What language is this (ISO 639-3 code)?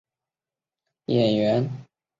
zho